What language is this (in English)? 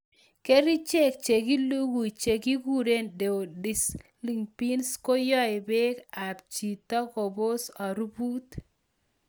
Kalenjin